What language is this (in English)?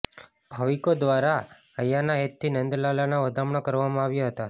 Gujarati